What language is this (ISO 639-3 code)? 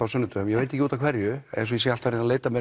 isl